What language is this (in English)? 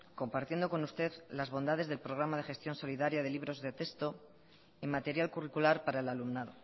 Spanish